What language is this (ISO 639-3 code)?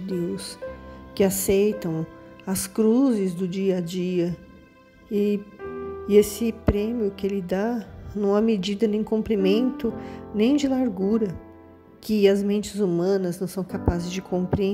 por